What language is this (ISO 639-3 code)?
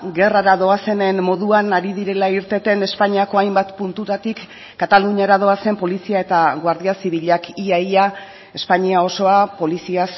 eus